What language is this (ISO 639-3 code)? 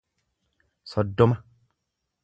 orm